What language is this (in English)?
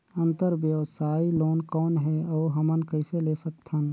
Chhattisgarhi